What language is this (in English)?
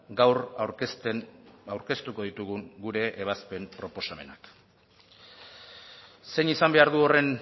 Basque